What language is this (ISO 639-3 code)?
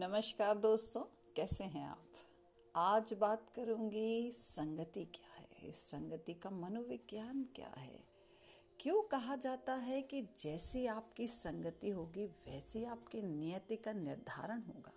hin